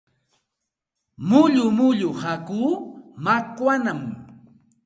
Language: Santa Ana de Tusi Pasco Quechua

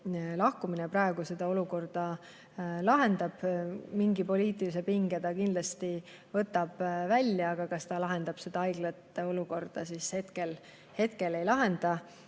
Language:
Estonian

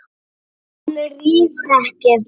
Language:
Icelandic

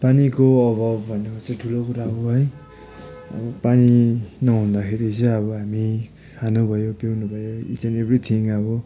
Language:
Nepali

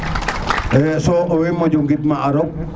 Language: Serer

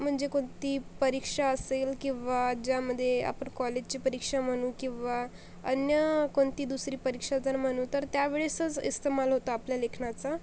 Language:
Marathi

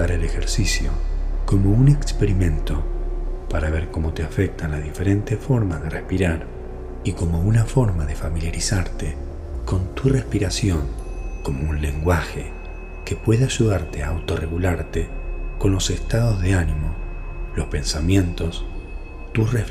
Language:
Spanish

